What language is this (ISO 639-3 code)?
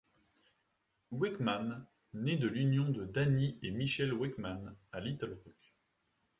fra